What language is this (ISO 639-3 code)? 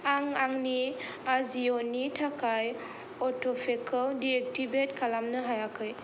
brx